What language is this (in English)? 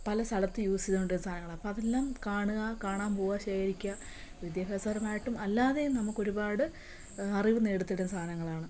Malayalam